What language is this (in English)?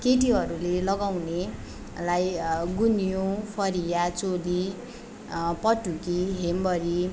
Nepali